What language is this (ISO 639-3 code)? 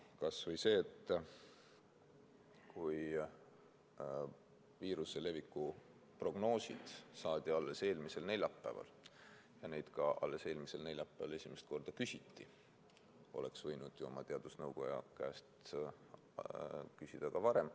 est